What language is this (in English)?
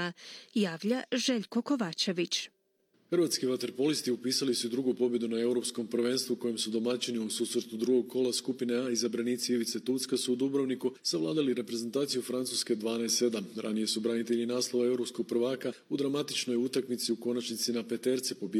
Croatian